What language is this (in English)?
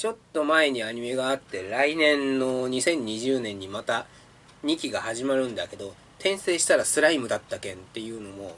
Japanese